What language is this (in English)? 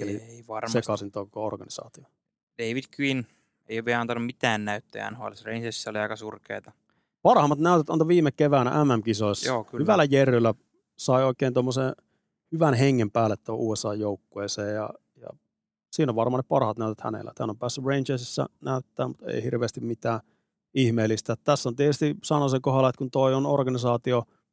Finnish